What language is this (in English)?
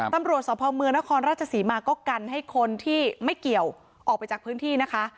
Thai